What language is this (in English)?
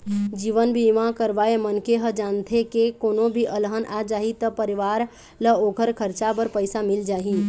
Chhattisgarhi